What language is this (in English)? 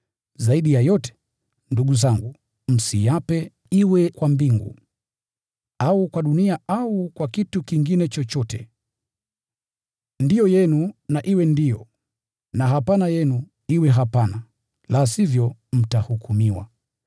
Swahili